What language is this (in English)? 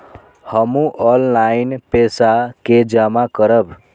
Maithili